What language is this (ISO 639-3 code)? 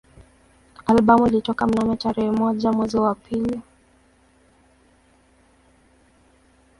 swa